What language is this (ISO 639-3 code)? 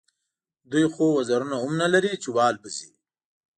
pus